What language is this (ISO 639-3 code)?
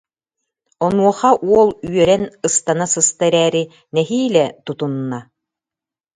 sah